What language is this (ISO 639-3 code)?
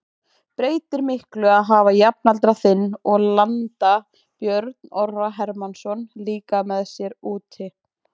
isl